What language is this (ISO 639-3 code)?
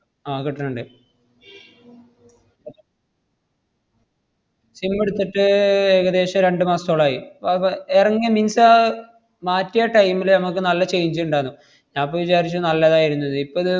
mal